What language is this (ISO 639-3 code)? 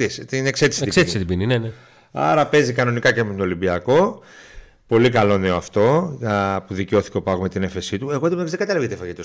ell